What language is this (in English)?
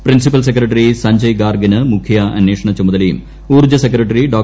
Malayalam